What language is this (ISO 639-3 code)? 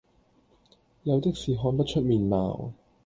yue